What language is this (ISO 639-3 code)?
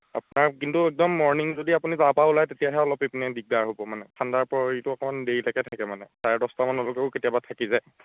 asm